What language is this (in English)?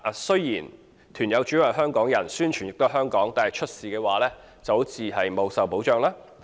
Cantonese